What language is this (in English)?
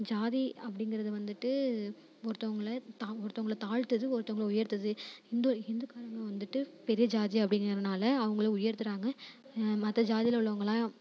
Tamil